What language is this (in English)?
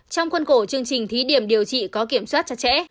Vietnamese